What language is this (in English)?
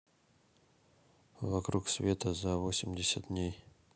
Russian